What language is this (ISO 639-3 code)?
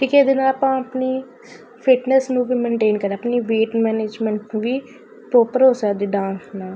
pan